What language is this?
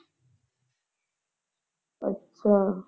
Punjabi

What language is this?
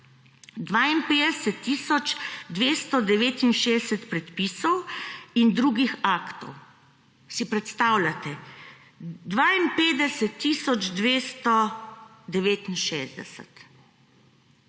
Slovenian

